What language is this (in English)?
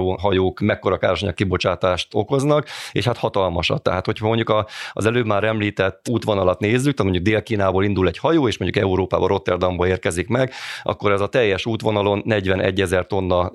Hungarian